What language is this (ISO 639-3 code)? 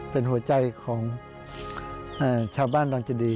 tha